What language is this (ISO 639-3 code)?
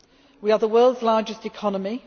eng